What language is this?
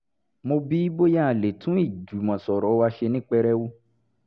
Yoruba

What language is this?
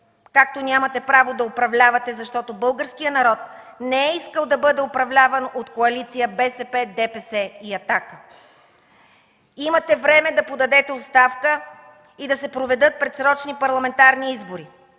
Bulgarian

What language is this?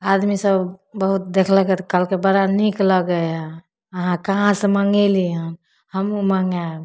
Maithili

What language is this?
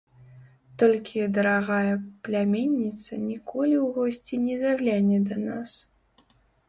Belarusian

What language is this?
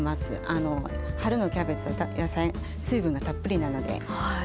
Japanese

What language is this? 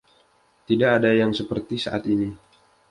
Indonesian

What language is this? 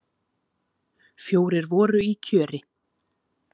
Icelandic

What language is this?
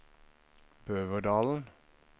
Norwegian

